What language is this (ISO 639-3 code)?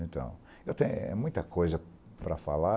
por